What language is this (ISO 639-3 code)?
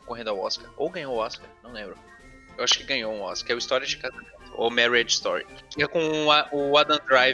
por